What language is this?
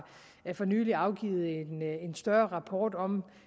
Danish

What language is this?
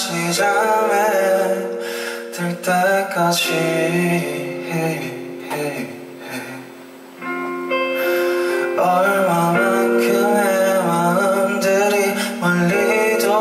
Korean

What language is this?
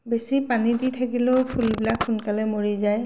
Assamese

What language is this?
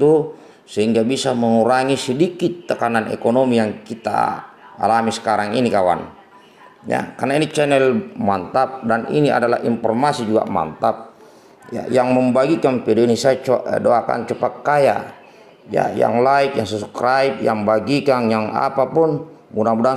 Indonesian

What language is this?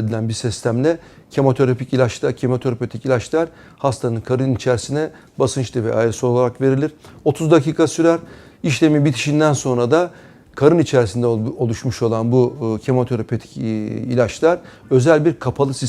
Turkish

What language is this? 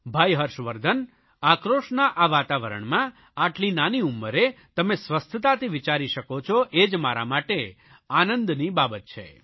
Gujarati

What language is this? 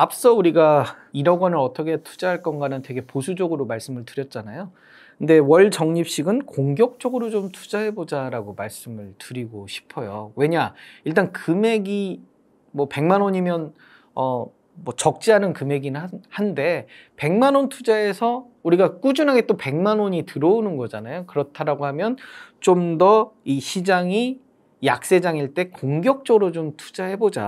Korean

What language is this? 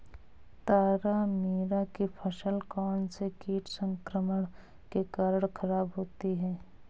Hindi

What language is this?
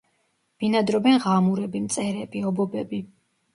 Georgian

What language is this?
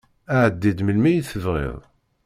Kabyle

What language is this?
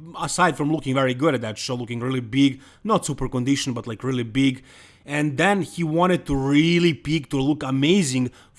English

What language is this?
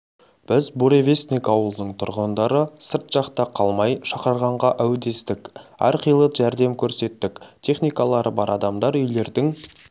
Kazakh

